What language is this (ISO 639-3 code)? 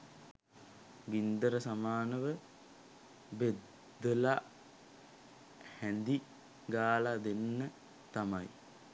sin